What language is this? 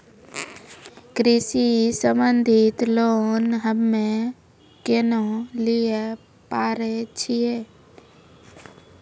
Maithili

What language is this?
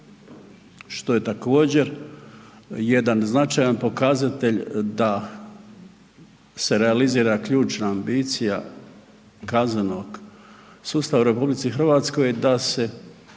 Croatian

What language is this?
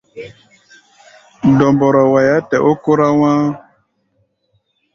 Gbaya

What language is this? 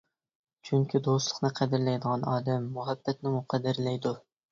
Uyghur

